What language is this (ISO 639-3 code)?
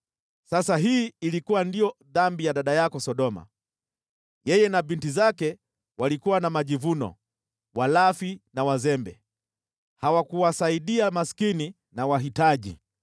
swa